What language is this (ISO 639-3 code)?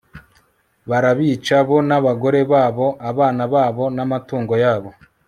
kin